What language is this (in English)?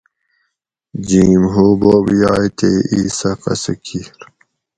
Gawri